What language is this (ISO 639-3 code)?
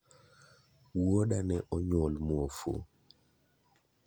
luo